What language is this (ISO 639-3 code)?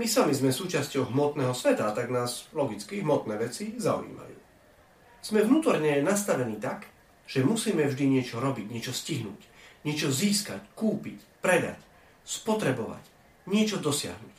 slk